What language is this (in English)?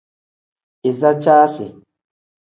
Tem